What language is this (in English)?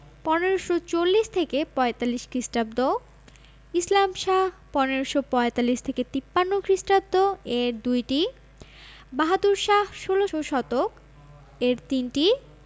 Bangla